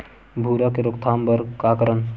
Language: Chhattisgarhi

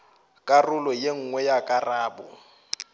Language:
Northern Sotho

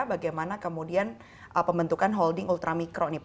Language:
Indonesian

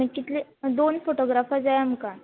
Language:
Konkani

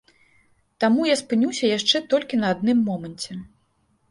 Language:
Belarusian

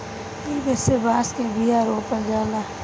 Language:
Bhojpuri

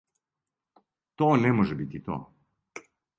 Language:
Serbian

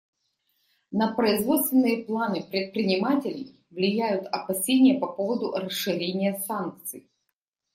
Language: Russian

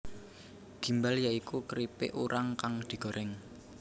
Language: Javanese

